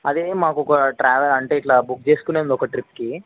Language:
Telugu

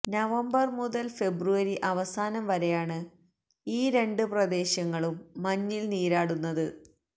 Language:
Malayalam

